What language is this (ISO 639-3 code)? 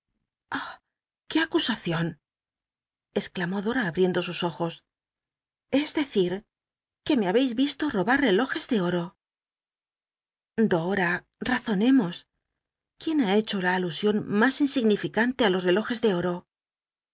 spa